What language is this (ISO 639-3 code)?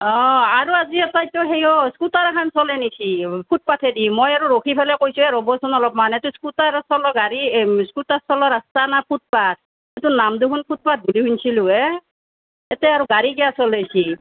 asm